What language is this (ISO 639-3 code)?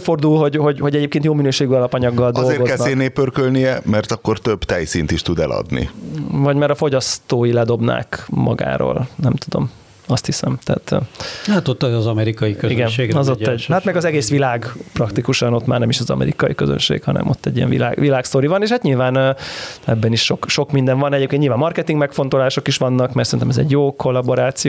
hun